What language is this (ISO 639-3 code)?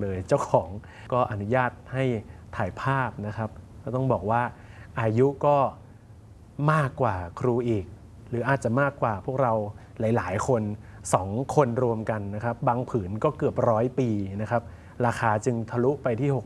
tha